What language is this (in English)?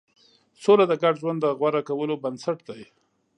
Pashto